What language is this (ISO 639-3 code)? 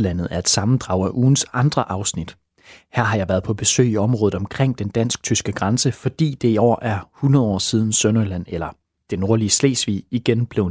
dan